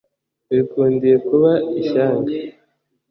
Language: Kinyarwanda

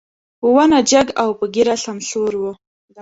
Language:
Pashto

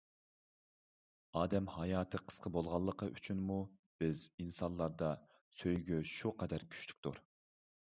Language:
Uyghur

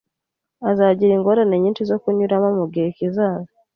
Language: Kinyarwanda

